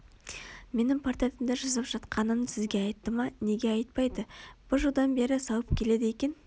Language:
Kazakh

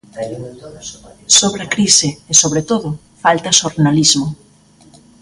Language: Galician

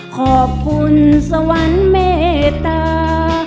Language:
Thai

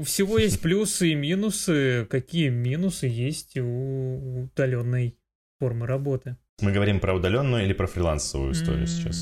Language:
Russian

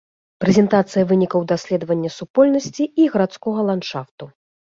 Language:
Belarusian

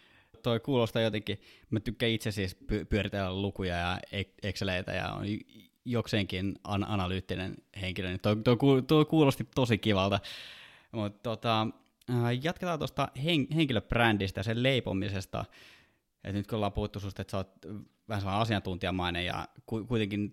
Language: Finnish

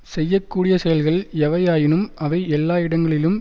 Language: Tamil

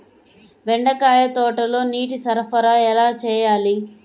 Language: Telugu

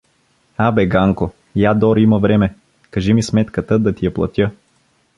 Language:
Bulgarian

